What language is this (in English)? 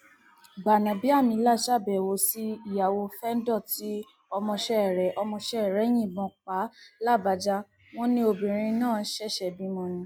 Yoruba